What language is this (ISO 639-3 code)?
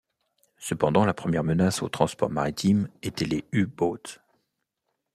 fra